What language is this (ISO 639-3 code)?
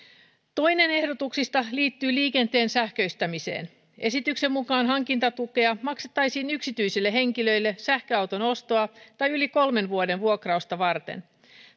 fin